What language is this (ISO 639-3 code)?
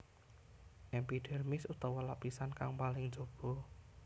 jav